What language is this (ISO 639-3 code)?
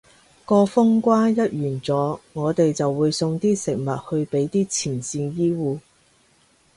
yue